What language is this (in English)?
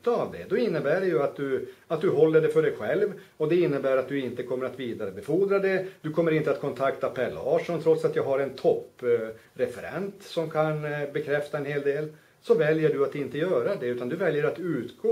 Swedish